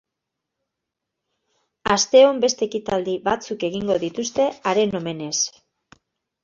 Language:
Basque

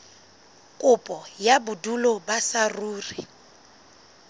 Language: Southern Sotho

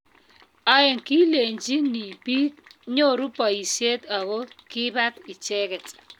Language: Kalenjin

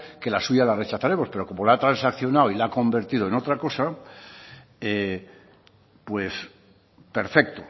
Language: Spanish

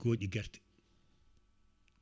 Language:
Fula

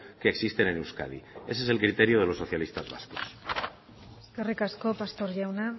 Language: Spanish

